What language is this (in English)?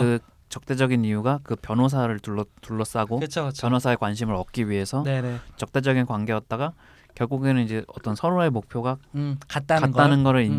Korean